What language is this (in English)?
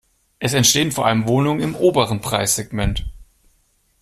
German